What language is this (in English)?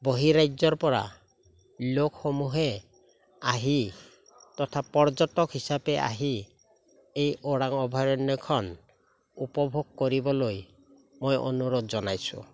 Assamese